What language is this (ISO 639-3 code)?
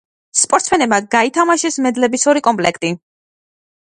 kat